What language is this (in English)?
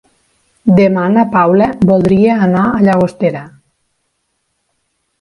Catalan